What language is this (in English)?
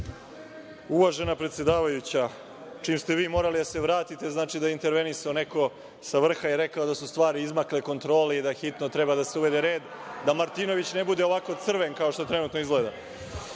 Serbian